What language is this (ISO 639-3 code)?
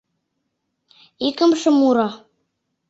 chm